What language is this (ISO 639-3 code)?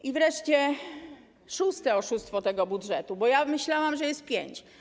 pol